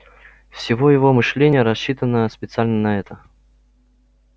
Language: Russian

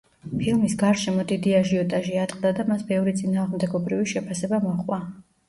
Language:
Georgian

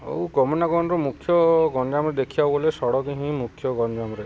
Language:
Odia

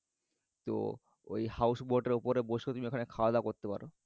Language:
Bangla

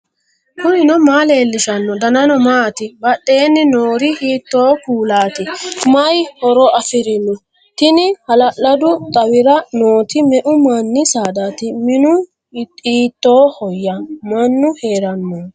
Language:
Sidamo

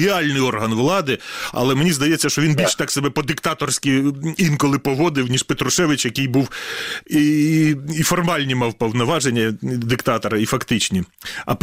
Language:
Ukrainian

